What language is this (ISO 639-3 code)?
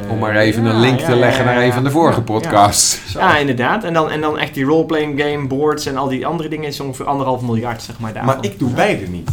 nld